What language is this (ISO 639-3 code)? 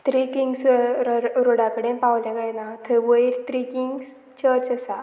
kok